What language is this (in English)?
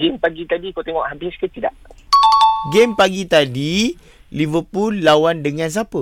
Malay